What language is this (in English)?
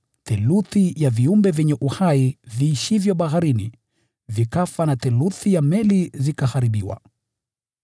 Swahili